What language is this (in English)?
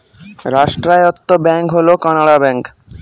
Bangla